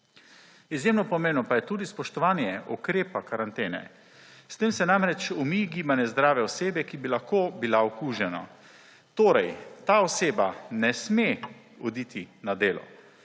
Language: Slovenian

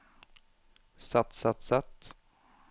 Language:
Norwegian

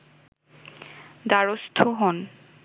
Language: Bangla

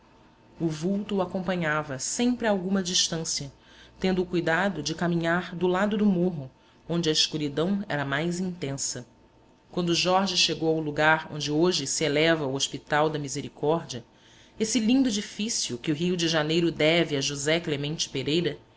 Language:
Portuguese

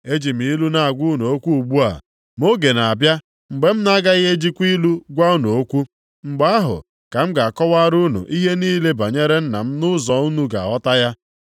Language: Igbo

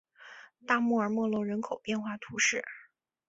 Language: Chinese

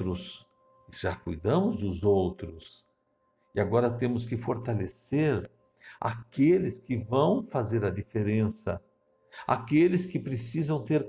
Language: Portuguese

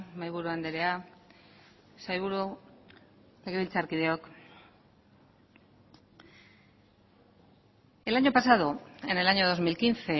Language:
Spanish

